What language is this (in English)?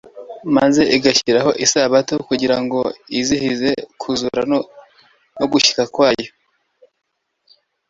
Kinyarwanda